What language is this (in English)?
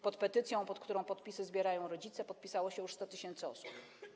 Polish